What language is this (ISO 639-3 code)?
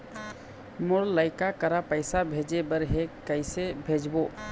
hne